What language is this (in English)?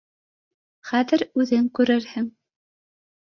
Bashkir